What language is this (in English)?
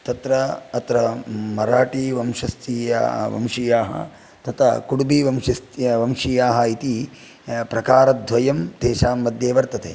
Sanskrit